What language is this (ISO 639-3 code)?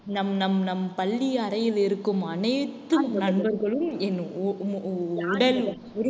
tam